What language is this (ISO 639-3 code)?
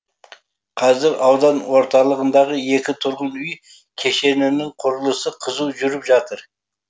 kaz